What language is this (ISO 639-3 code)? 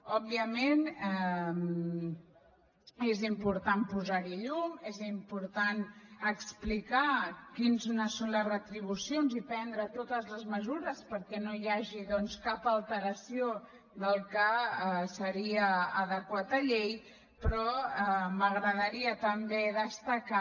cat